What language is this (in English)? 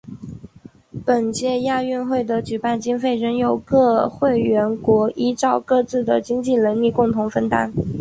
Chinese